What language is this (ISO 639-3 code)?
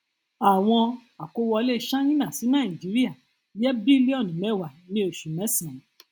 yor